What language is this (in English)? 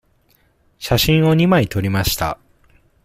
Japanese